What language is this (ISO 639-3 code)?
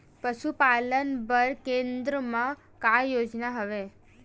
hne